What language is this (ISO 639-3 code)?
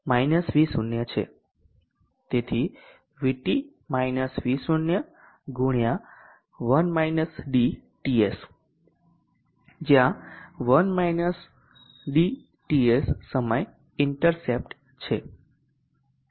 guj